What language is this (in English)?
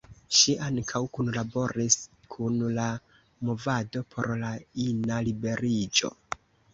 Esperanto